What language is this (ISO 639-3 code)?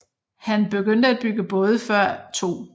dan